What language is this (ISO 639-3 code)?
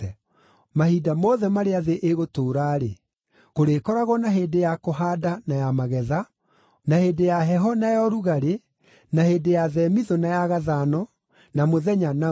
kik